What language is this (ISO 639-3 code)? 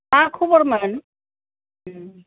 brx